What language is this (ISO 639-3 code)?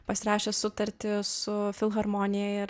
lit